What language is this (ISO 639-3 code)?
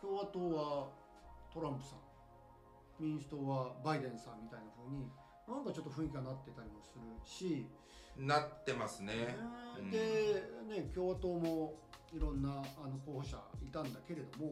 jpn